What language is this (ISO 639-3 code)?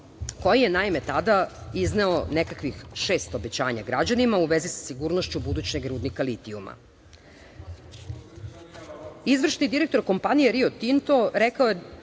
srp